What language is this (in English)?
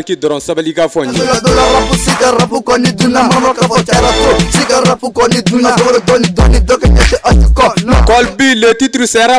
French